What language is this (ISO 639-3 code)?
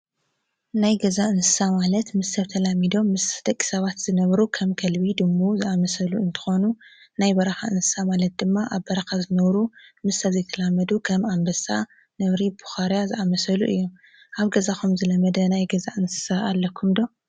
tir